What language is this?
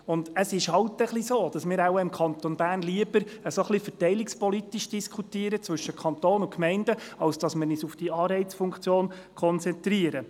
Swiss German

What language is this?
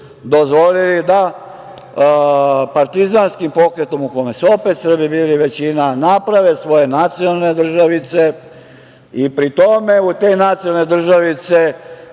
Serbian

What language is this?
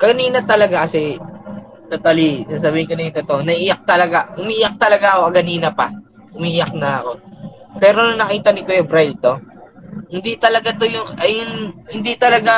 Filipino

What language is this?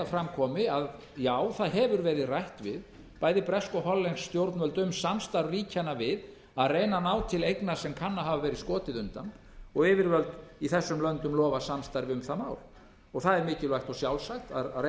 Icelandic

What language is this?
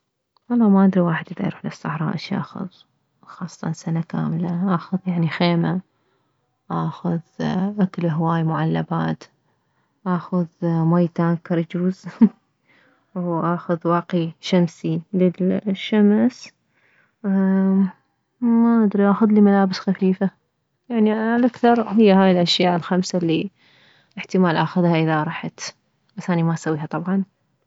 Mesopotamian Arabic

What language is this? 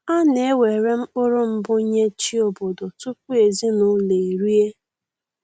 Igbo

